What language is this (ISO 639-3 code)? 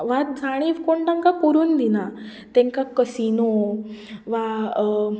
kok